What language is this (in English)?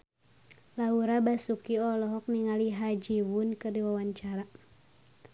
Sundanese